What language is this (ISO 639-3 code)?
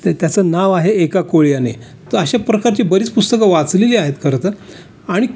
mar